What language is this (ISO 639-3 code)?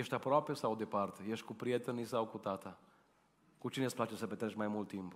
ron